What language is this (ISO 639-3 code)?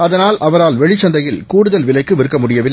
tam